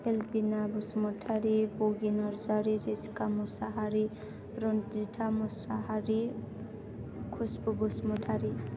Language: Bodo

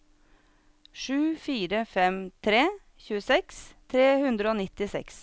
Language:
Norwegian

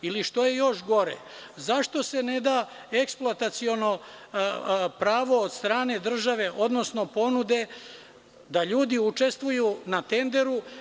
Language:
Serbian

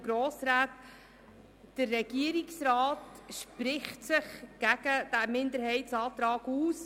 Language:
Swiss German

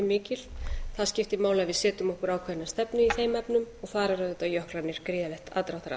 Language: Icelandic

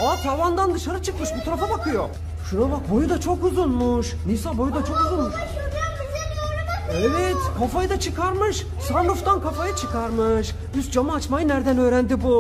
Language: Turkish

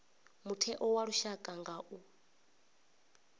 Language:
Venda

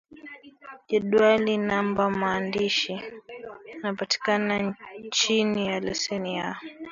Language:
Swahili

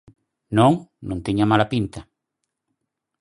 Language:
Galician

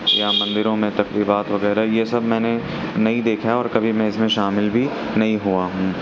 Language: Urdu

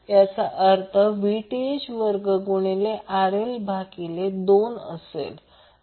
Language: Marathi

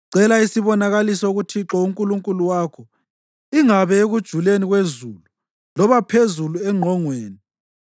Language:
North Ndebele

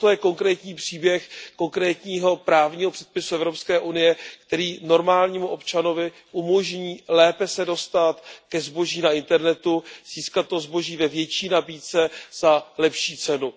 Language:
Czech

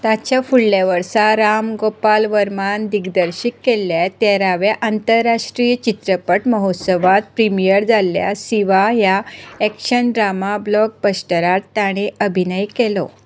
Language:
Konkani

